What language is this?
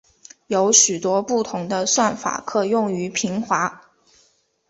Chinese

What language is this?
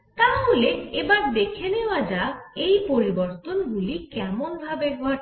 Bangla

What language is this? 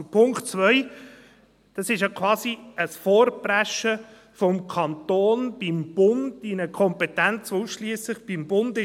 Swiss German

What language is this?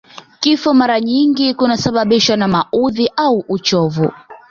Swahili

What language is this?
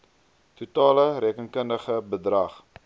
Afrikaans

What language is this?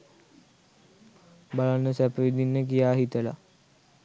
Sinhala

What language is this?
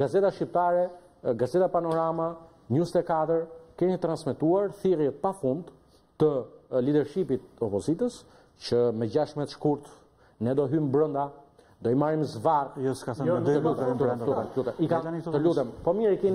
Greek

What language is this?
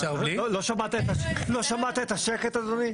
Hebrew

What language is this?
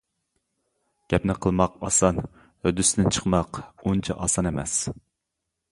Uyghur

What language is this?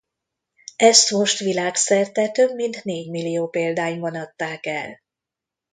Hungarian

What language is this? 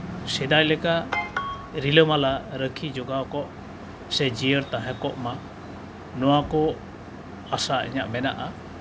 Santali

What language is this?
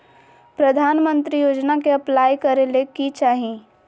Magahi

